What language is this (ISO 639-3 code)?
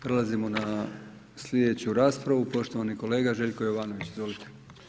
hrv